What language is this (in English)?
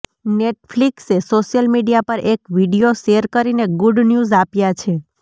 Gujarati